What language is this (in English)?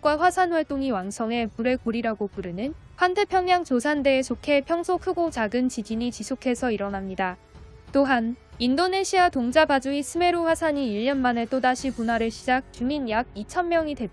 Korean